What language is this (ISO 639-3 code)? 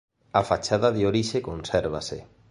glg